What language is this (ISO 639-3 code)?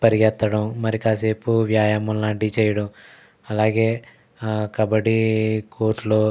tel